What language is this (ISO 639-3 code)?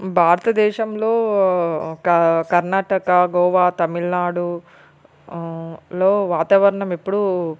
tel